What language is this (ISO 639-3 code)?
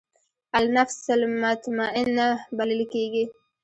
pus